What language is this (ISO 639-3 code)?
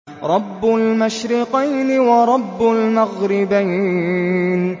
ara